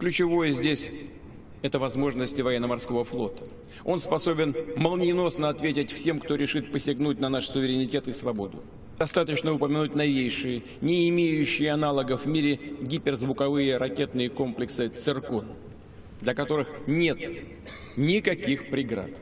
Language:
Russian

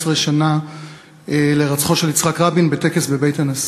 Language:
Hebrew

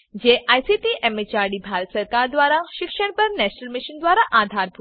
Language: Gujarati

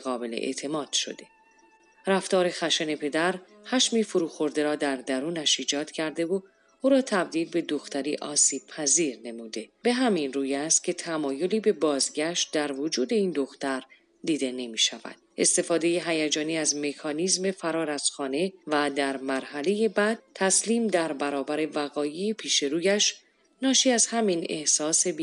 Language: Persian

